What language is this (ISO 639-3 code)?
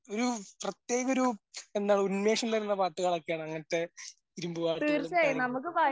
mal